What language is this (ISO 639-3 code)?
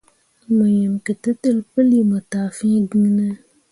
mua